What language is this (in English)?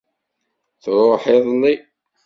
Kabyle